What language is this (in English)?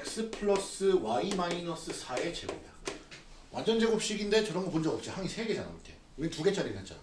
Korean